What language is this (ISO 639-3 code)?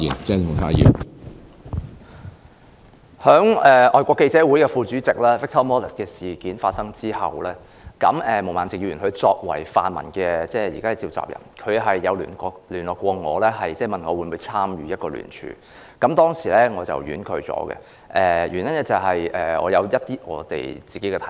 yue